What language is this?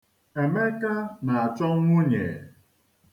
Igbo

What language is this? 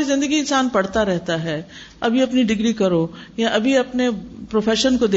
Urdu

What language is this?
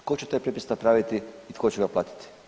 Croatian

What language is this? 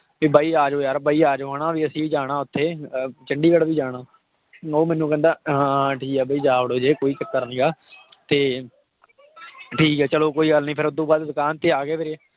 Punjabi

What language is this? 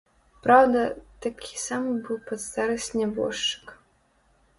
Belarusian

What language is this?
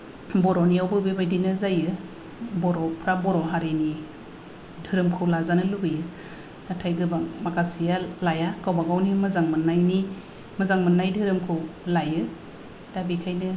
Bodo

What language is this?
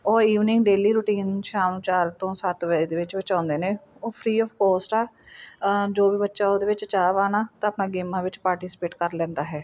Punjabi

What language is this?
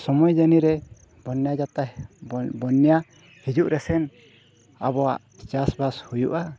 Santali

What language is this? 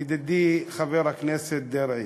Hebrew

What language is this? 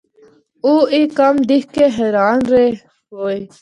Northern Hindko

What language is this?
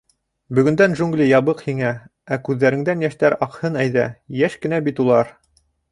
Bashkir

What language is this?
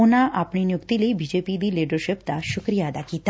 Punjabi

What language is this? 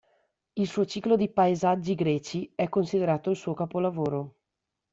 Italian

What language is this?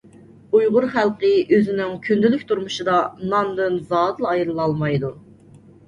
Uyghur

